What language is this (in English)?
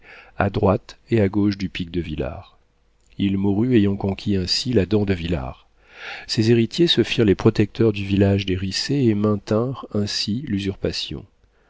French